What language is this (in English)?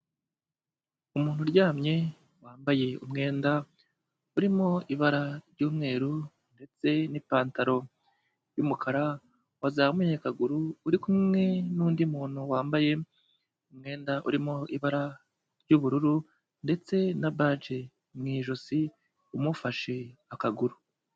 Kinyarwanda